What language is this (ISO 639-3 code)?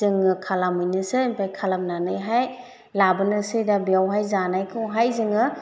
brx